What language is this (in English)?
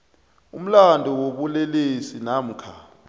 South Ndebele